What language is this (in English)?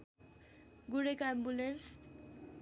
Nepali